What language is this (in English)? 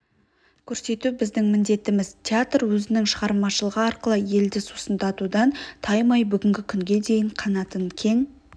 Kazakh